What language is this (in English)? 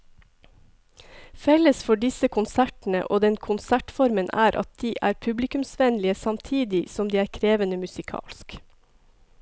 Norwegian